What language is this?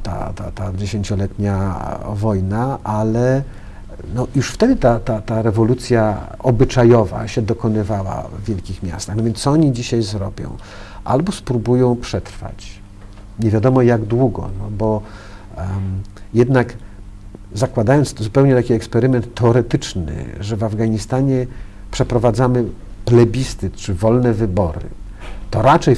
Polish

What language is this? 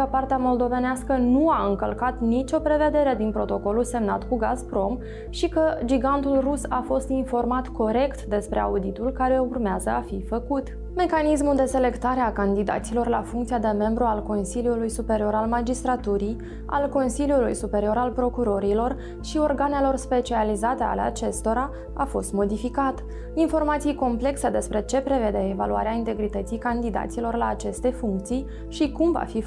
Romanian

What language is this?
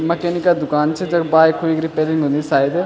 Garhwali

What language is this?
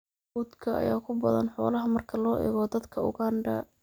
Somali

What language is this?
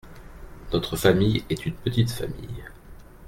French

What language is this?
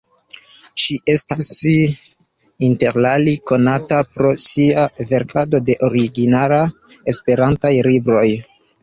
Esperanto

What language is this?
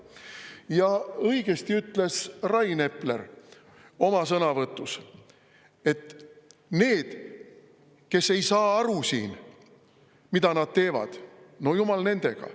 Estonian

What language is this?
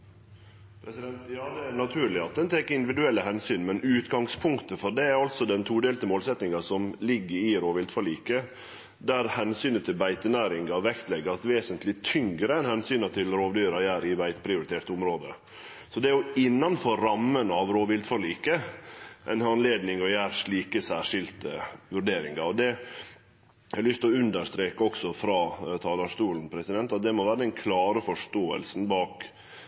Norwegian Nynorsk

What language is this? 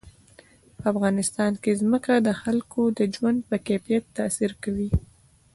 Pashto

